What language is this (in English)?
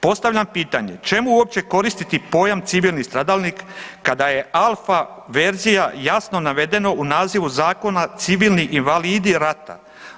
Croatian